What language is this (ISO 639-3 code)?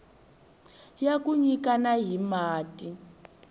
tso